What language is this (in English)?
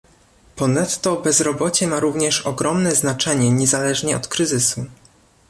Polish